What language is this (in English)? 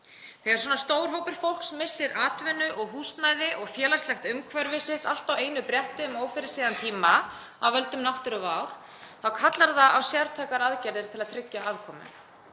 Icelandic